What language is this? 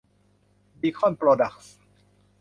Thai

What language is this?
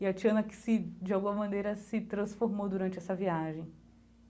Portuguese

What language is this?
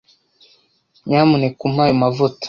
Kinyarwanda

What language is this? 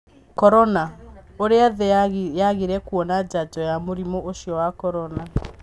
Kikuyu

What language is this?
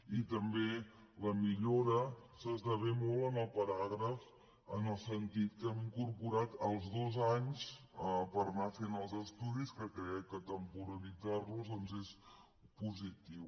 Catalan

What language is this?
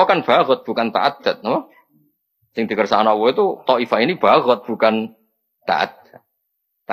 Indonesian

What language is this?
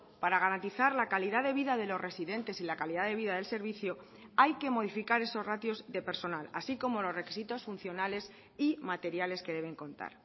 Spanish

